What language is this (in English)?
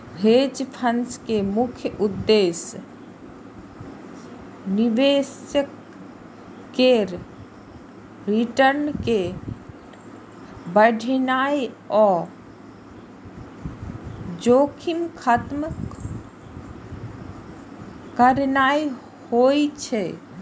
Maithili